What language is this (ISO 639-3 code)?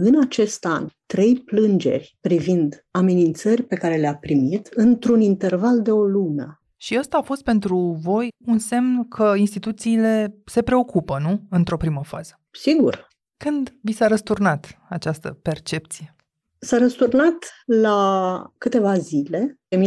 ron